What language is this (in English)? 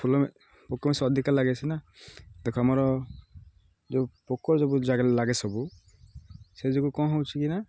Odia